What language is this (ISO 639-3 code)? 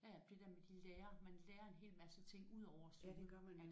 dan